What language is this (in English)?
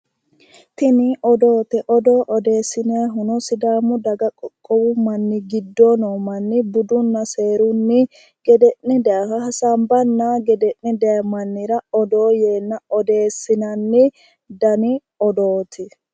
Sidamo